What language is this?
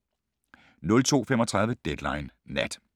Danish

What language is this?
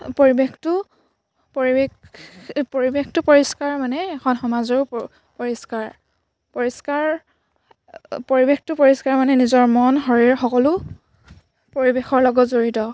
Assamese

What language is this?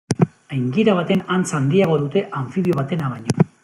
Basque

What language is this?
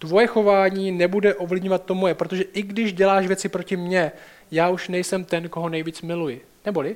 Czech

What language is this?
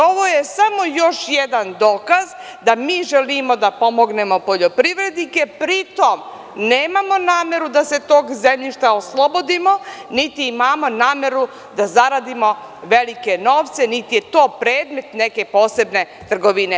Serbian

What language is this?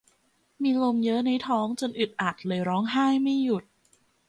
Thai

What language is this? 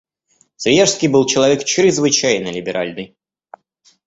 Russian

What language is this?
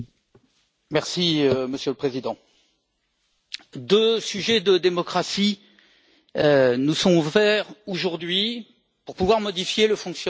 French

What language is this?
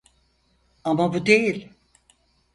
Turkish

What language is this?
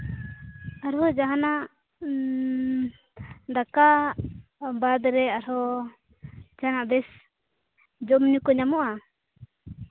Santali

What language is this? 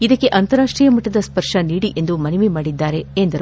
Kannada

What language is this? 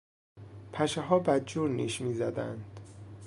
Persian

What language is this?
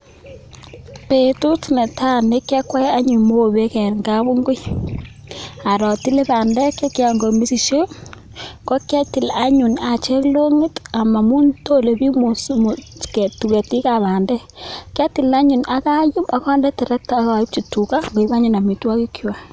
Kalenjin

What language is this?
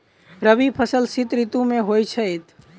Maithili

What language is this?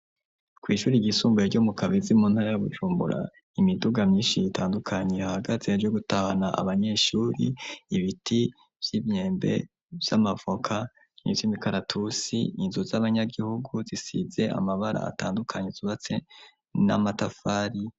Rundi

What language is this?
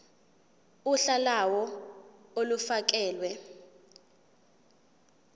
Zulu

